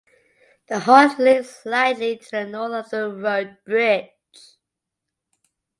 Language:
English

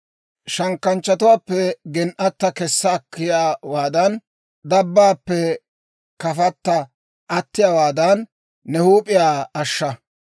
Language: Dawro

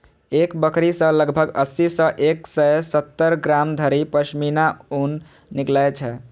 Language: Maithili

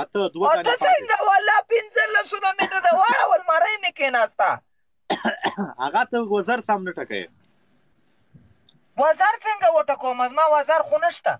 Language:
Romanian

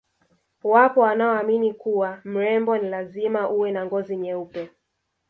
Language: Swahili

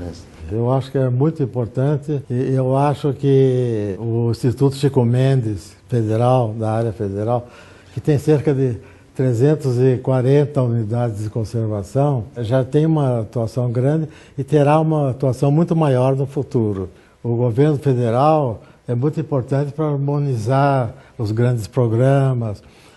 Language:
Portuguese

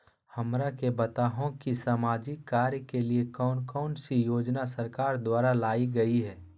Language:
Magahi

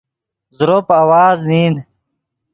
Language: Yidgha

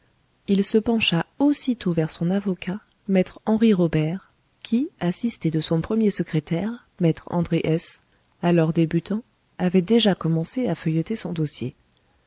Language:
French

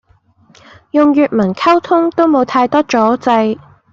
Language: Cantonese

